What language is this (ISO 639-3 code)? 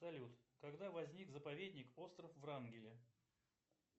rus